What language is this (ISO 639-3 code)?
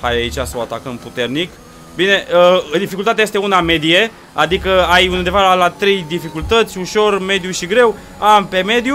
ron